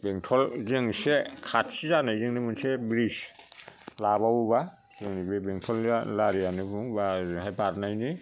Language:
Bodo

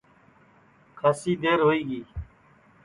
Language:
Sansi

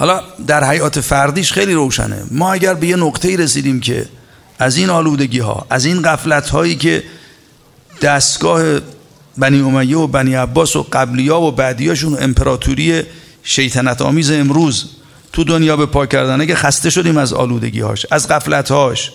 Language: Persian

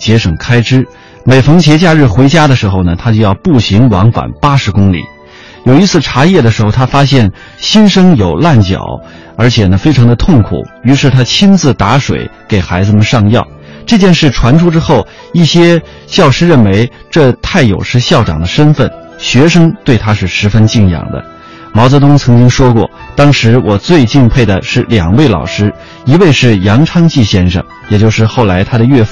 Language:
Chinese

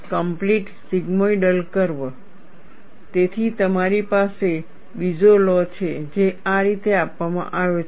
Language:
Gujarati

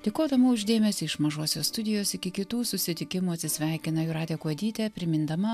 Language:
Lithuanian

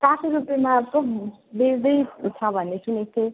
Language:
Nepali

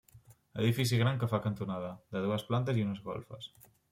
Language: Catalan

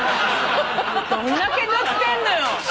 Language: Japanese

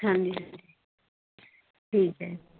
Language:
Punjabi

